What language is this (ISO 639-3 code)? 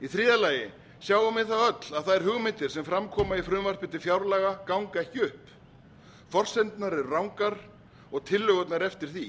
isl